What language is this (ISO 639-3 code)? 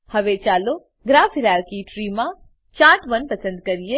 guj